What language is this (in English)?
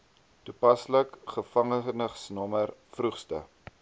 Afrikaans